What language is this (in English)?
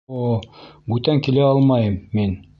Bashkir